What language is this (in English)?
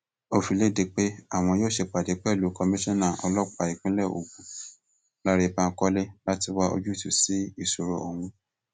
Yoruba